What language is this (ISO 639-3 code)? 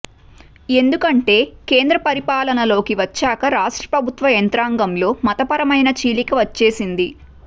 tel